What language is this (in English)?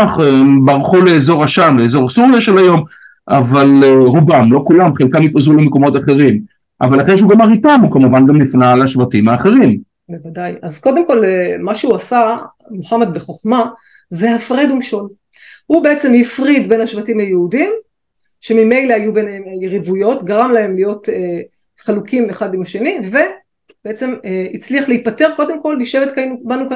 Hebrew